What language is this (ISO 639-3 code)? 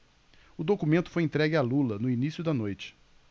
por